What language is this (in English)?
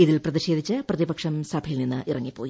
Malayalam